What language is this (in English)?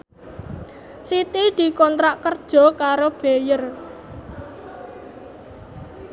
Javanese